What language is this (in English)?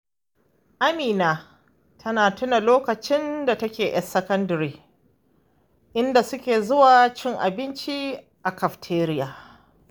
Hausa